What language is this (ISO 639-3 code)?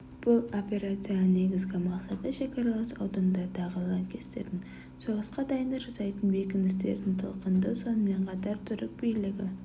kaz